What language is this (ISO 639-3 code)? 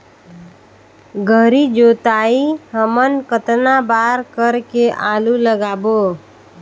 hne